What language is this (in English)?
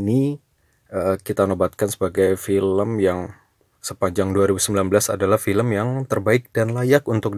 Indonesian